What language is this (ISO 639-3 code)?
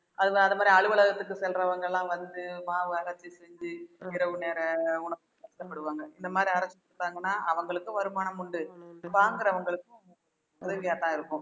tam